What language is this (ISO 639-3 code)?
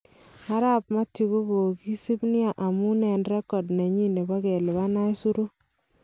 kln